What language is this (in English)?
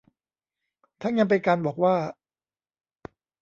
Thai